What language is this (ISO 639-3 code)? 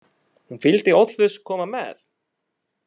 isl